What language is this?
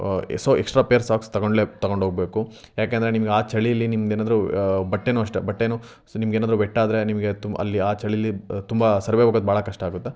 Kannada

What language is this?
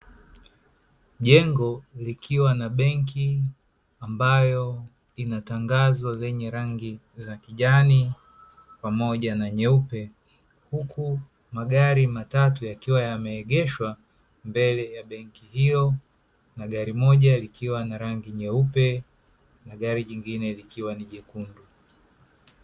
Swahili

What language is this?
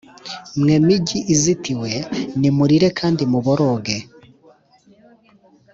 Kinyarwanda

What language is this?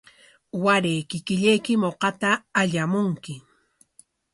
Corongo Ancash Quechua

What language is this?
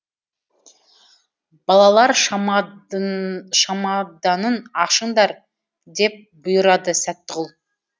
Kazakh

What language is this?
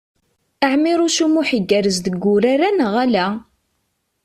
Kabyle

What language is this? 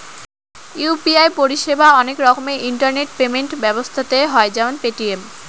Bangla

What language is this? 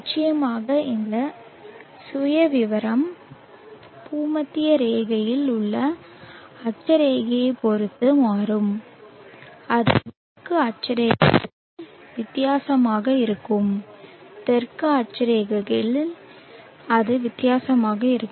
Tamil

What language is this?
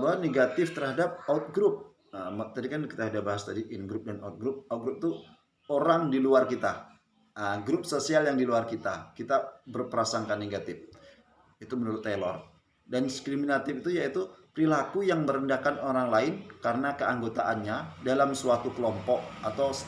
Indonesian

